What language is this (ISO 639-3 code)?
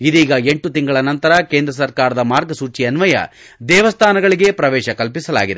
kan